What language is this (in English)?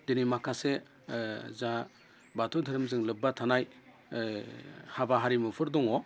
Bodo